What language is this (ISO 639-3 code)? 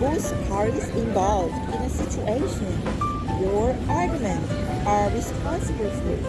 eng